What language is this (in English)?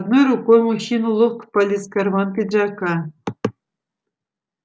Russian